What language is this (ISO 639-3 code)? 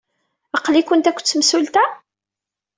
kab